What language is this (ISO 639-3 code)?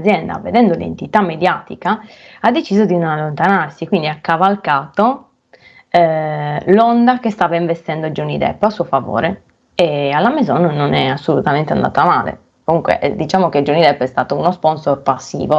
ita